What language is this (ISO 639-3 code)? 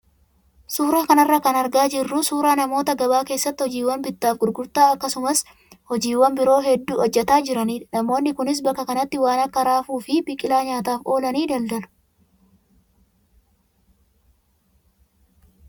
orm